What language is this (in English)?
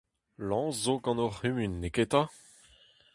Breton